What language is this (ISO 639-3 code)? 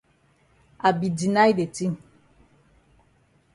wes